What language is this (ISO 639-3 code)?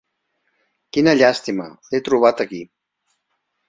cat